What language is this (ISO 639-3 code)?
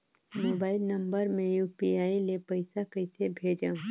hne